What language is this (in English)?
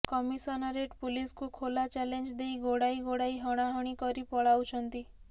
Odia